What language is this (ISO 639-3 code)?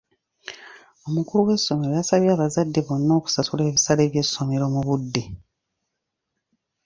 lug